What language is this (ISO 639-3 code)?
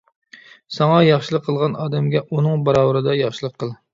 uig